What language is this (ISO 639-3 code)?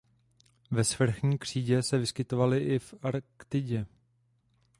ces